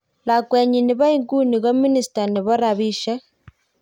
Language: Kalenjin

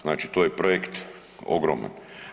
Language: Croatian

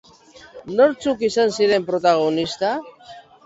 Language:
Basque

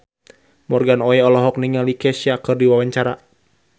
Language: Sundanese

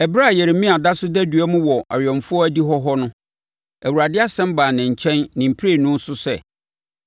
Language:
Akan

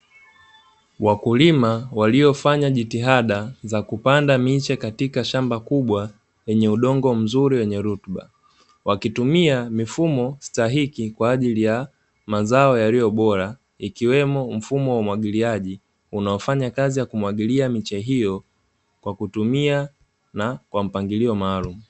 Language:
Swahili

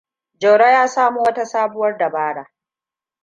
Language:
Hausa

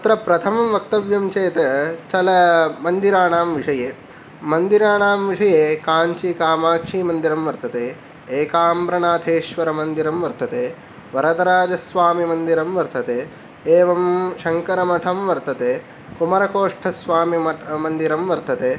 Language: Sanskrit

